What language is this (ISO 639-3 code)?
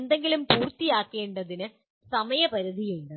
mal